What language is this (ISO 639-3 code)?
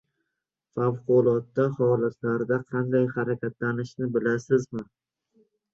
uzb